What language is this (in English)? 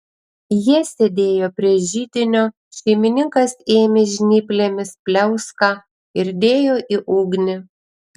Lithuanian